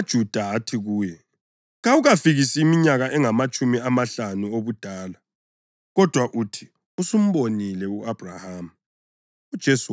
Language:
North Ndebele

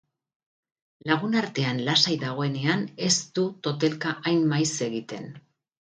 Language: Basque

